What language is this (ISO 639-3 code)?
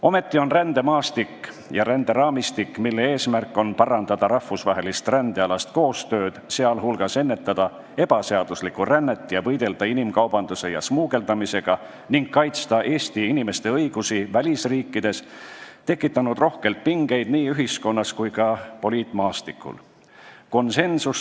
est